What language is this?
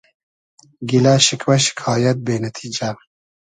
Hazaragi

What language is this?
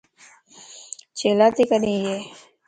Lasi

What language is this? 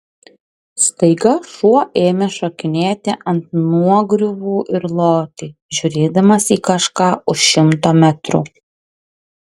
Lithuanian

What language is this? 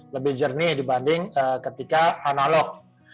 Indonesian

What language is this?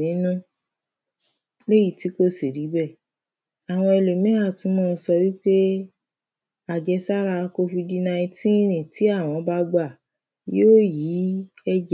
Yoruba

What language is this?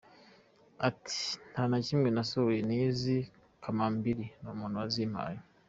Kinyarwanda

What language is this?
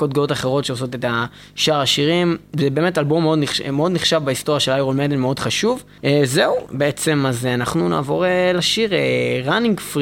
Hebrew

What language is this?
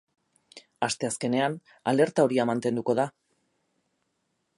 Basque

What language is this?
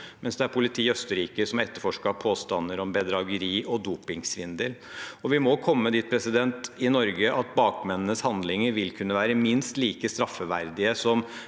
Norwegian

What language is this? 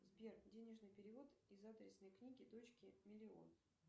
Russian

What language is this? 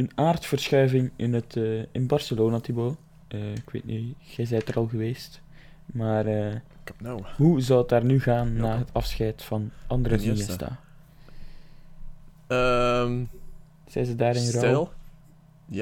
Dutch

